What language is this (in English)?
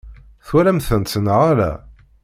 Kabyle